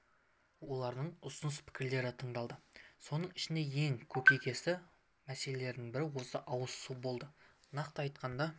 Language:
Kazakh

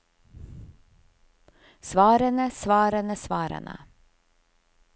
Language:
Norwegian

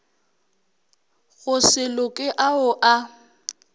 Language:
Northern Sotho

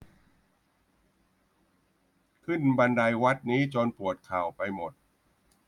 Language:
Thai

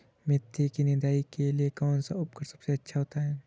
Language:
Hindi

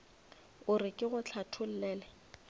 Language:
Northern Sotho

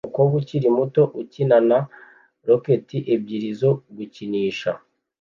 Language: Kinyarwanda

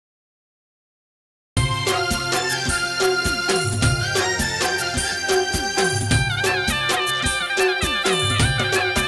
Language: Gujarati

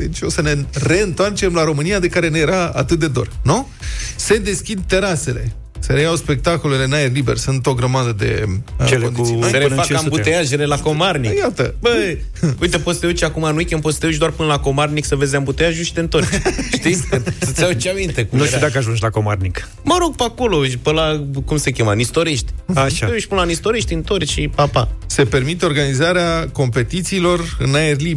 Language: Romanian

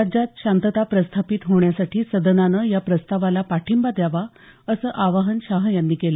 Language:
Marathi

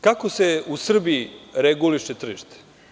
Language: Serbian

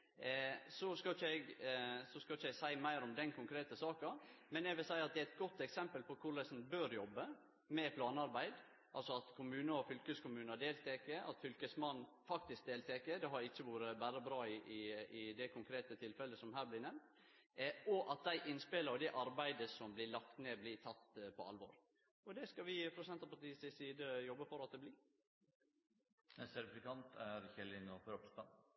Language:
Norwegian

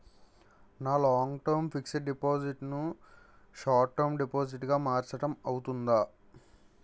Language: Telugu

